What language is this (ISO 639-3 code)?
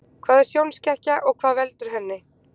isl